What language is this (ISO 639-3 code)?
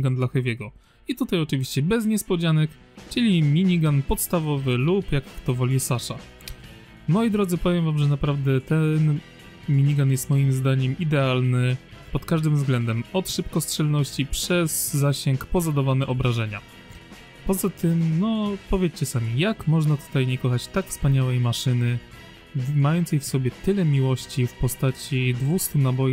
pol